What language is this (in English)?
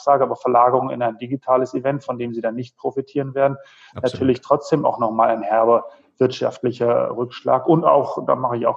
German